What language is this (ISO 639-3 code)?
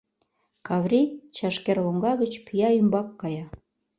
chm